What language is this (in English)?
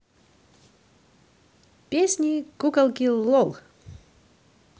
Russian